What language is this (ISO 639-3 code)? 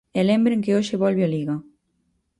glg